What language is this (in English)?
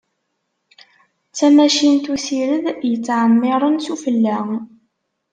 Kabyle